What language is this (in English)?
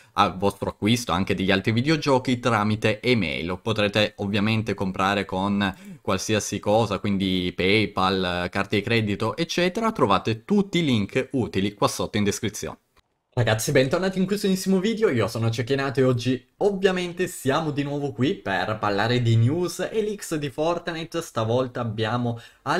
Italian